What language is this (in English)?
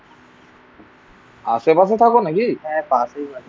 Bangla